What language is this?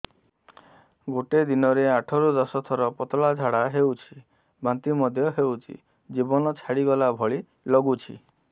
Odia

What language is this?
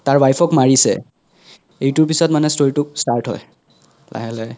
Assamese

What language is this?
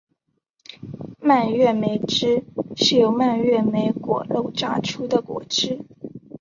Chinese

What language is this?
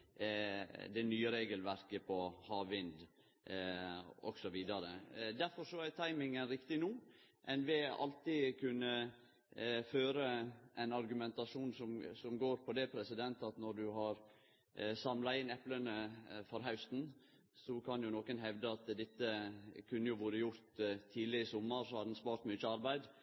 Norwegian Nynorsk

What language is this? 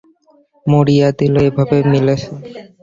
Bangla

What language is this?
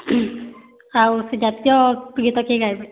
Odia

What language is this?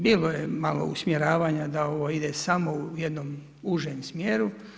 Croatian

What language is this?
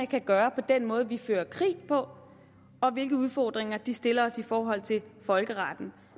Danish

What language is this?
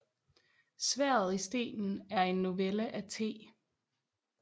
Danish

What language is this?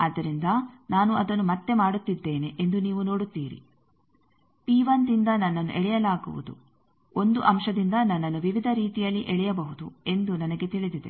Kannada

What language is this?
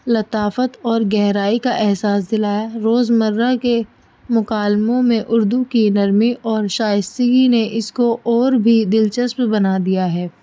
Urdu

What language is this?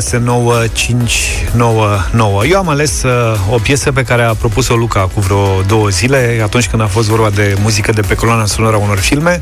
Romanian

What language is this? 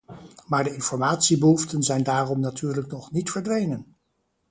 Dutch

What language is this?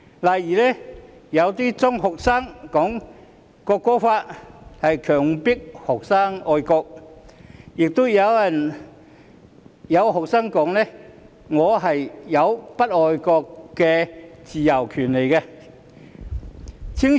Cantonese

